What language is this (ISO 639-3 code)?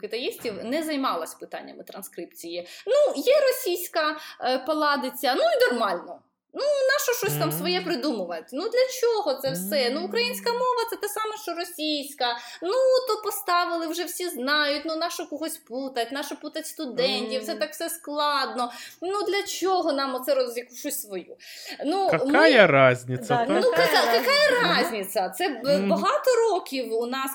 ukr